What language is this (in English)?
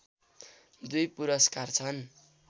Nepali